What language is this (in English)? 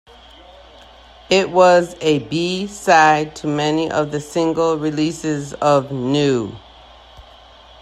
English